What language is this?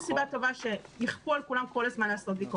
Hebrew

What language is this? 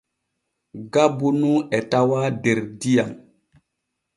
Borgu Fulfulde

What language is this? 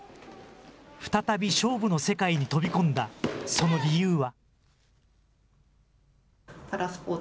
Japanese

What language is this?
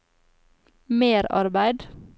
Norwegian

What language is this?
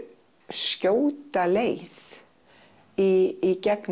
Icelandic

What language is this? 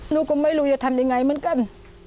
Thai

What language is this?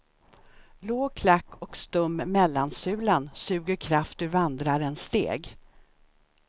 Swedish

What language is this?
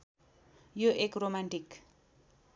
Nepali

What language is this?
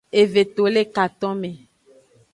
Aja (Benin)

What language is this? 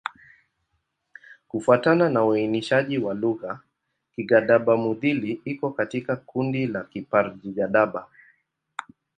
Swahili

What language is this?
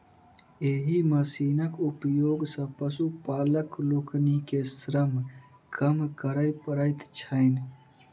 Maithili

